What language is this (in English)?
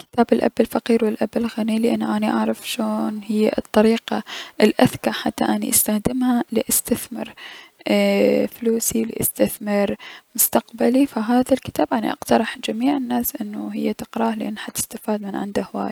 Mesopotamian Arabic